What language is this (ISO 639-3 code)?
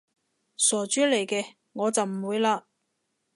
yue